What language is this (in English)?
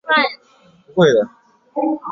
Chinese